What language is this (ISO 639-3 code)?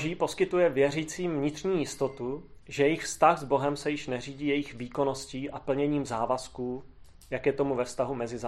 ces